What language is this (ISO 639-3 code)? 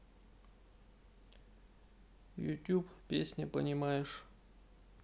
rus